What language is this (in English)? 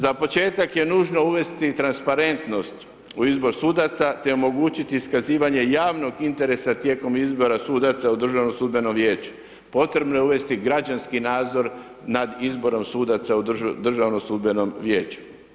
Croatian